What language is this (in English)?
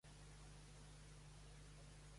Catalan